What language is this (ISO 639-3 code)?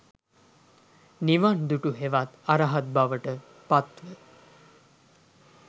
sin